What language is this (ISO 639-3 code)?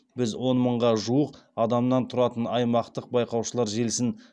kaz